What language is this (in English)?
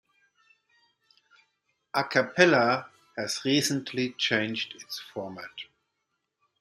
English